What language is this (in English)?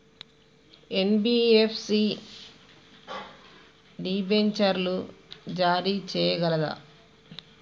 Telugu